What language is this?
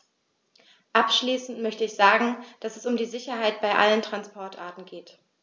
German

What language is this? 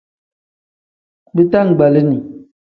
Tem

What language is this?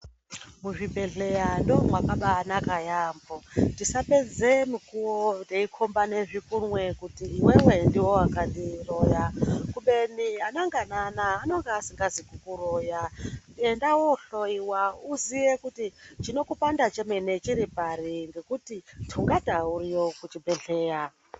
Ndau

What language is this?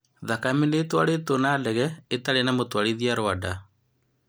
Kikuyu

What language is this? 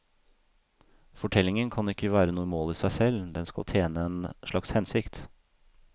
Norwegian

